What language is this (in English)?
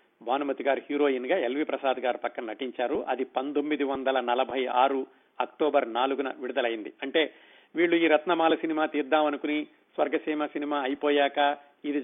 Telugu